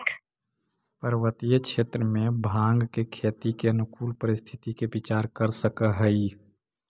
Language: Magahi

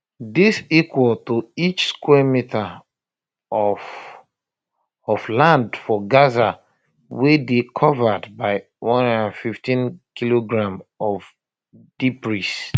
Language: Nigerian Pidgin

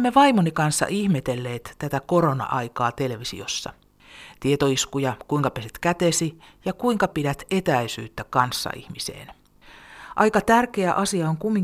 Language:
Finnish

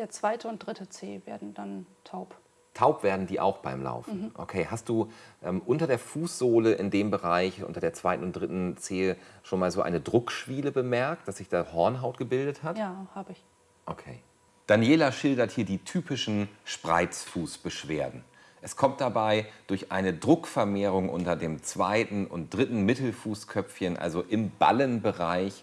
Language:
German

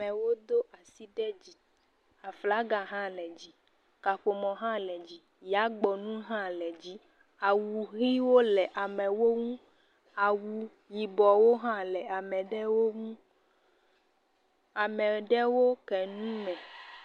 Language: Ewe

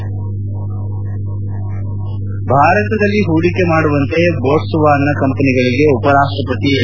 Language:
Kannada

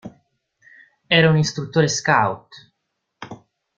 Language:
Italian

